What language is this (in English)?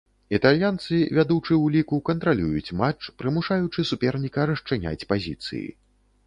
Belarusian